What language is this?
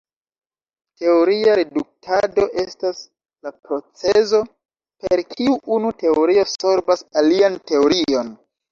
Esperanto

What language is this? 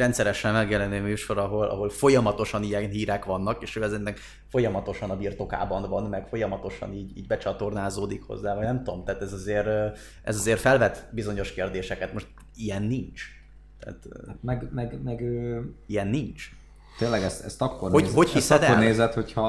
Hungarian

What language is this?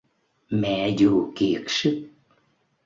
Vietnamese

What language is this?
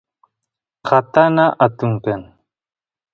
Santiago del Estero Quichua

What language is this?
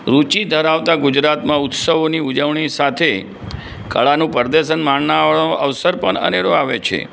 Gujarati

